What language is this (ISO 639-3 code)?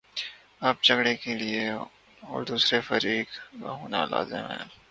urd